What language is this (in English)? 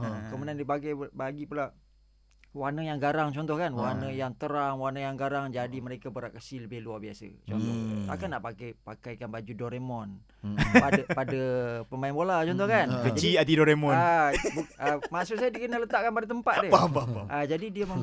Malay